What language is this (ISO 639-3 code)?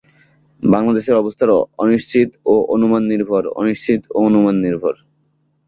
ben